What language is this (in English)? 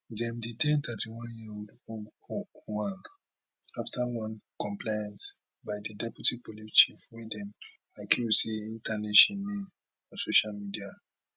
Nigerian Pidgin